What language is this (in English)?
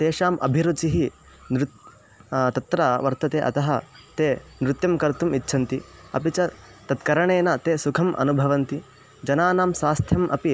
Sanskrit